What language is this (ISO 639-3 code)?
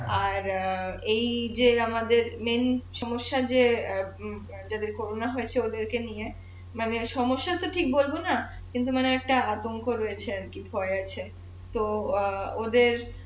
ben